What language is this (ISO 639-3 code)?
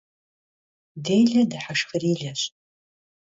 kbd